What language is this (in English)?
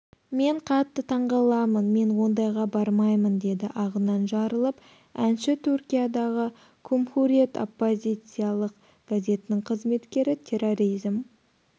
Kazakh